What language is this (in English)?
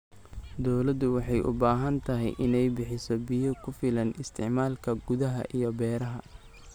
Somali